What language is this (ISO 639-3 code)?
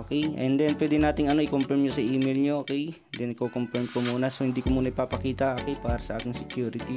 fil